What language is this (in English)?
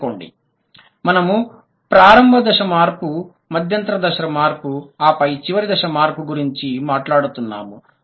Telugu